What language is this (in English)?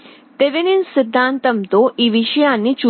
Telugu